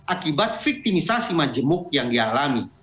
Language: Indonesian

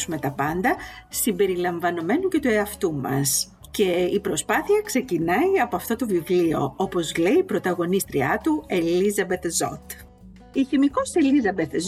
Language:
Greek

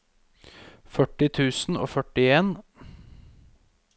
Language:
Norwegian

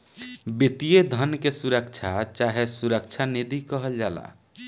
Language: Bhojpuri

